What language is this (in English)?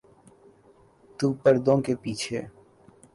Urdu